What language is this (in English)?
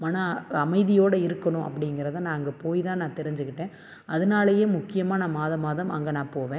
Tamil